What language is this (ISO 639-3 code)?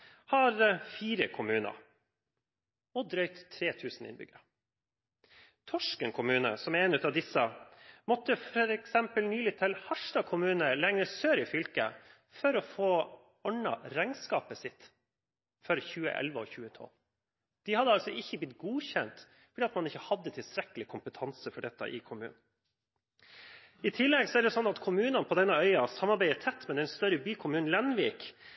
nob